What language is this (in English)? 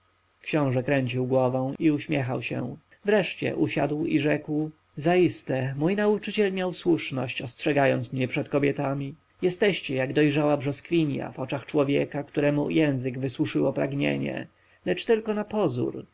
Polish